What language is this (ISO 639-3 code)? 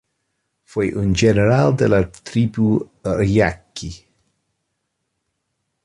spa